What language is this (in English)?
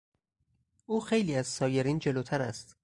Persian